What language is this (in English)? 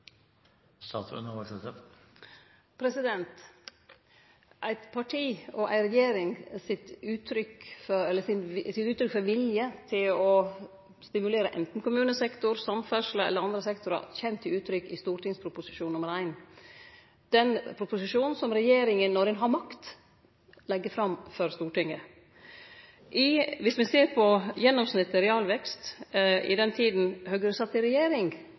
Norwegian